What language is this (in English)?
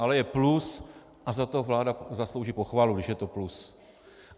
Czech